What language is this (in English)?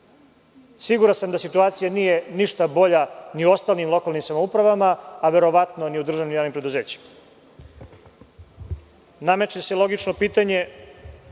Serbian